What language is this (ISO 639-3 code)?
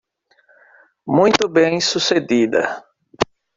por